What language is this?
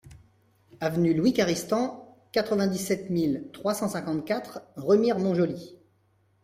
French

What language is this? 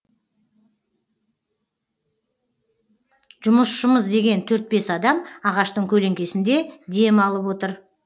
Kazakh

